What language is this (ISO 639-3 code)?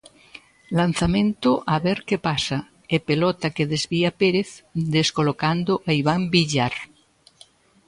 glg